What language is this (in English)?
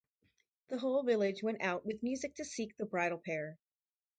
English